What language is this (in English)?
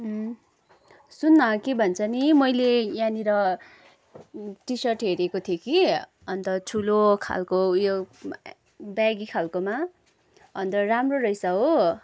Nepali